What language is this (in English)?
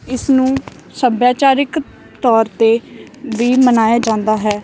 Punjabi